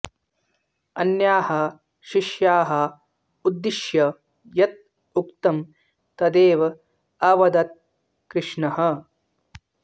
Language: Sanskrit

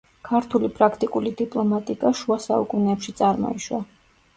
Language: Georgian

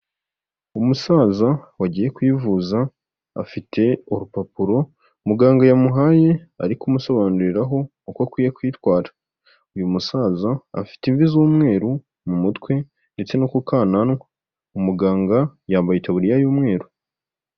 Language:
Kinyarwanda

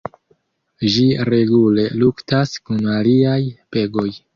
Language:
Esperanto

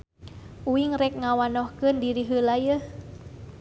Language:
Sundanese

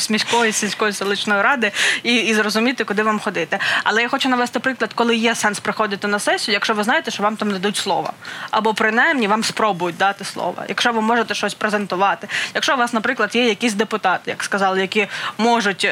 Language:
Ukrainian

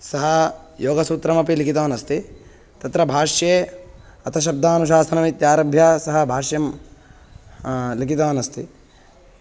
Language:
Sanskrit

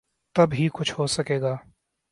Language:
Urdu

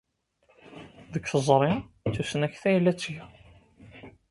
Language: Kabyle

